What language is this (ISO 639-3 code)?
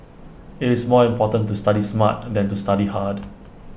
eng